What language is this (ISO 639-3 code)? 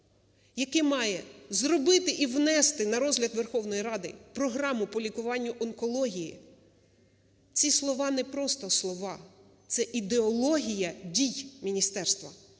ukr